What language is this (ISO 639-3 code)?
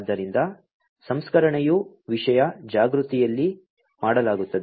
kan